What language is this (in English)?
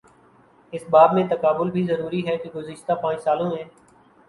Urdu